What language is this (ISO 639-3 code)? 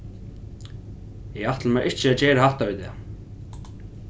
fao